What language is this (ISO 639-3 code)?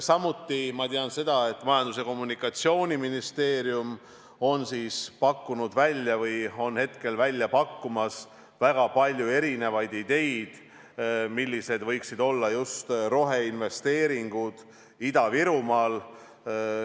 est